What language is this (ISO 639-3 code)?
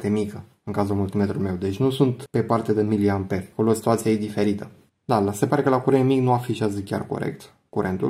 ron